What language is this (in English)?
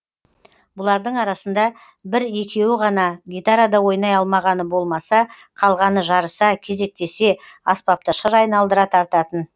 Kazakh